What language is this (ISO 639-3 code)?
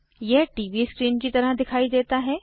hin